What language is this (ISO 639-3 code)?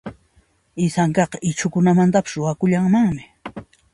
qxp